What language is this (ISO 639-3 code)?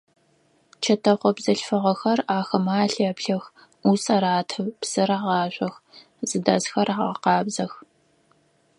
ady